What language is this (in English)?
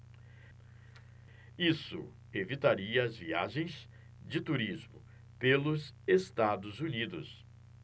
Portuguese